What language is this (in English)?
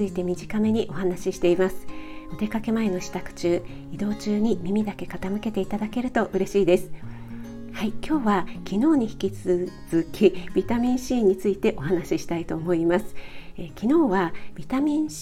Japanese